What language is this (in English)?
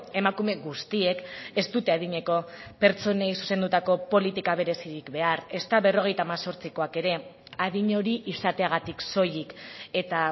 Basque